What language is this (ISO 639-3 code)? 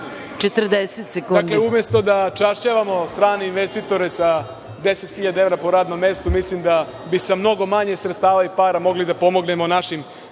srp